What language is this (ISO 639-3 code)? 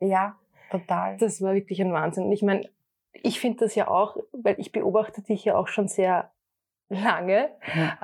deu